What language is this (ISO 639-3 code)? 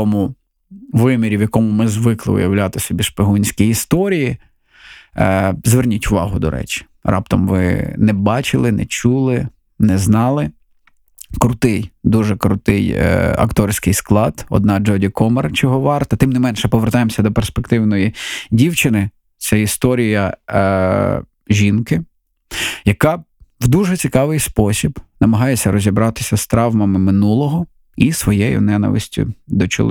ukr